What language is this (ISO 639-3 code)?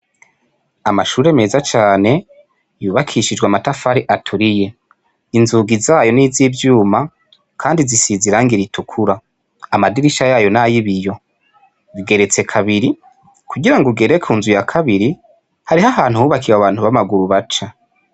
run